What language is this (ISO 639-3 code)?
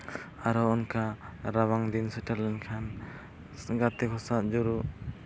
sat